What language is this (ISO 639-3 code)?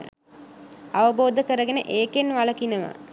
sin